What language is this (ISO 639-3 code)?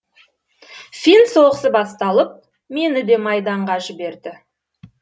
kaz